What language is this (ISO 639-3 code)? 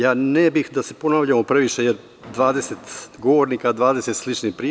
srp